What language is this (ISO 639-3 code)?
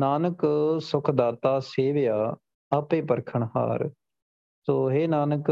pan